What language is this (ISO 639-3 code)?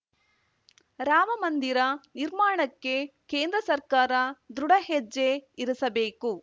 kan